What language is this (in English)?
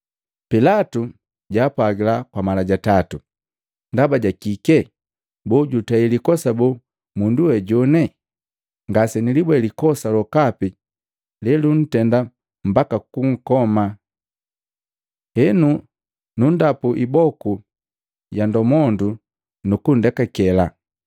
Matengo